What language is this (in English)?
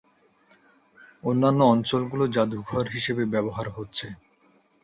Bangla